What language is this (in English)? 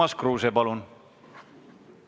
Estonian